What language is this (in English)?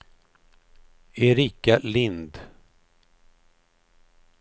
Swedish